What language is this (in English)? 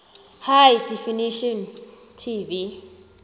South Ndebele